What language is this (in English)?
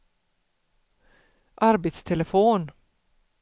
Swedish